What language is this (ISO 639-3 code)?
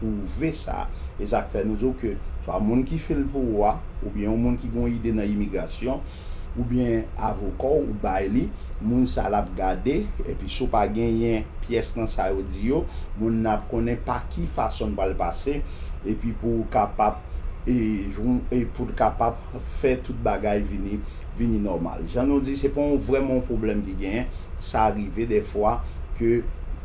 fra